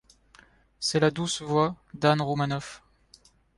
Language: French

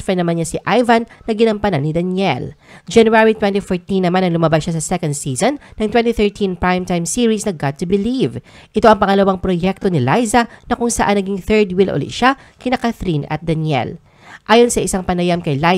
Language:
Filipino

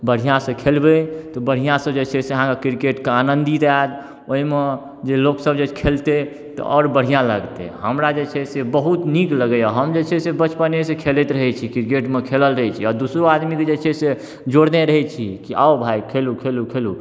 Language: Maithili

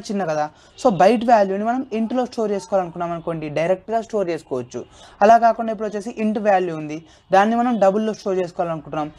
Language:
English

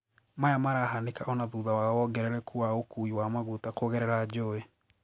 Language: Kikuyu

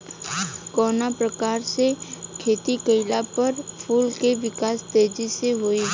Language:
Bhojpuri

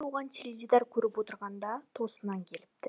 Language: Kazakh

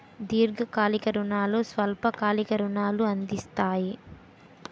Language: Telugu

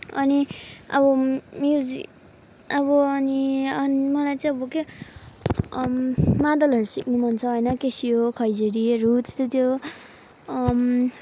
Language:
Nepali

